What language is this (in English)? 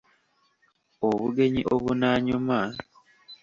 Ganda